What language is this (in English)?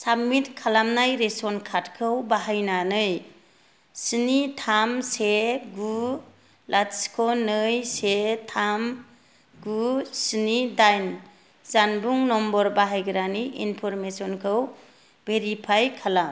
Bodo